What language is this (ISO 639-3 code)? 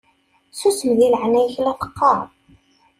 kab